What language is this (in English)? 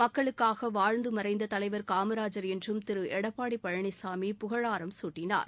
Tamil